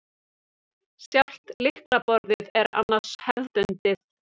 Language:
Icelandic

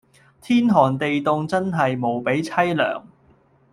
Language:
Cantonese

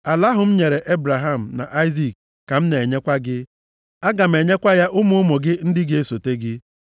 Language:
Igbo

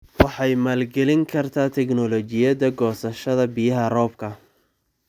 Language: Somali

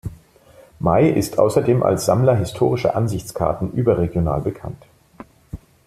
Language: German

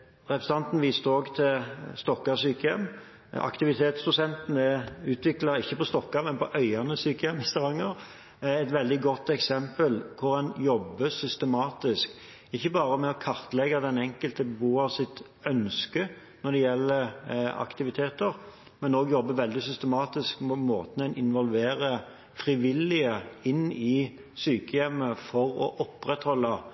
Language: Norwegian Bokmål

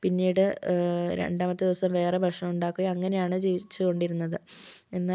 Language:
Malayalam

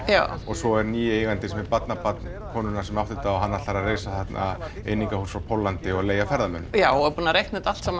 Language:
Icelandic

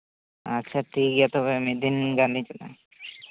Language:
Santali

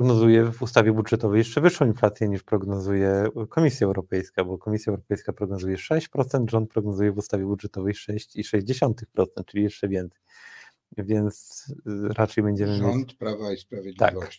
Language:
Polish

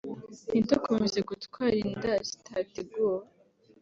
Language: Kinyarwanda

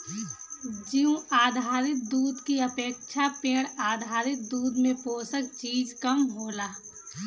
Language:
Bhojpuri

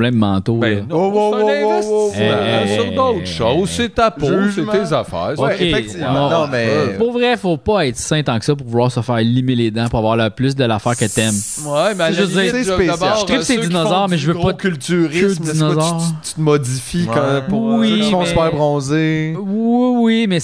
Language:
French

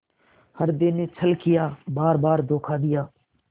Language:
Hindi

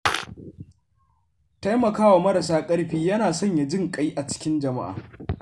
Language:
Hausa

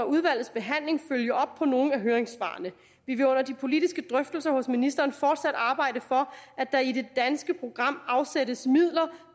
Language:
Danish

